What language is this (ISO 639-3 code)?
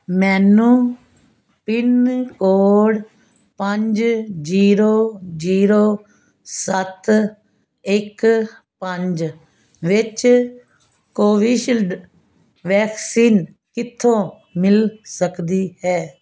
pan